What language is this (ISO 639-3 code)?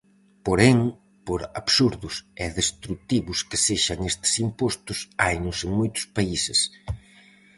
glg